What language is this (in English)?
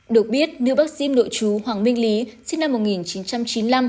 Vietnamese